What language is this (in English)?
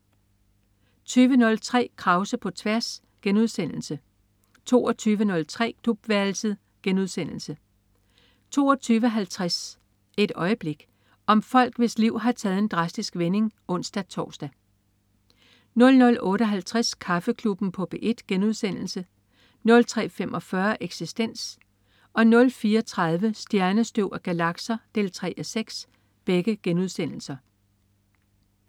Danish